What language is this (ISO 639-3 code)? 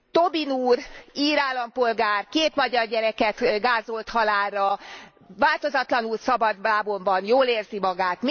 hun